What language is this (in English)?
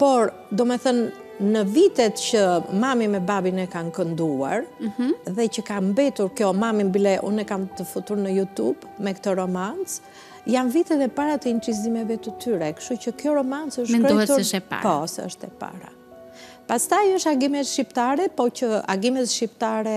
Romanian